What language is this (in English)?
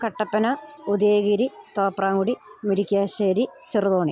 Malayalam